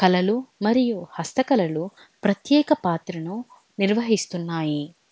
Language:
Telugu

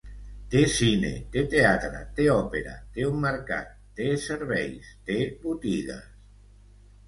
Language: Catalan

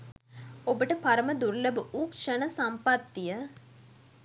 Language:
Sinhala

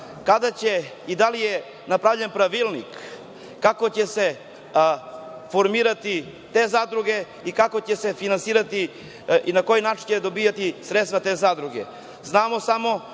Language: Serbian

